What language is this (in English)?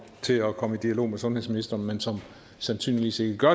Danish